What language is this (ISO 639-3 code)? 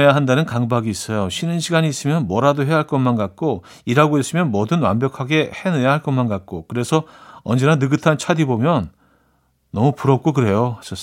kor